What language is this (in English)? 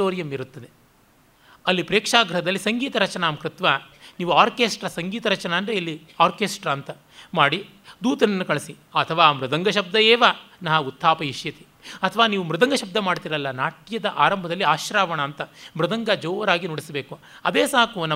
Kannada